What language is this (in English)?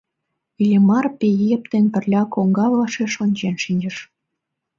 Mari